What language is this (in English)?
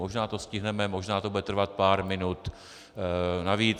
Czech